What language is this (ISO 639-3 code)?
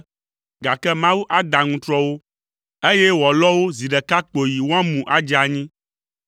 ewe